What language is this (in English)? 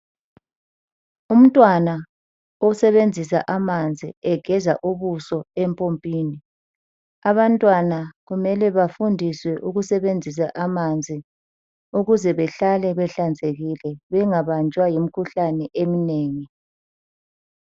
North Ndebele